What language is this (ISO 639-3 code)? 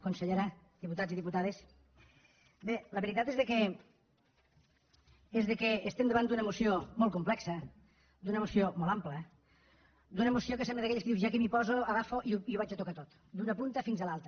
cat